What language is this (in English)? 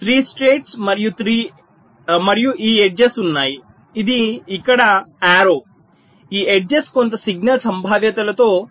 Telugu